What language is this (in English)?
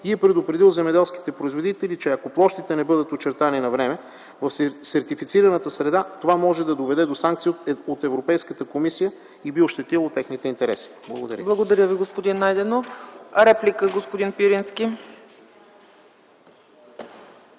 Bulgarian